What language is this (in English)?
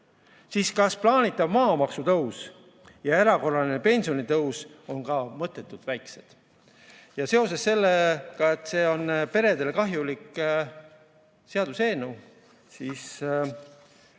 Estonian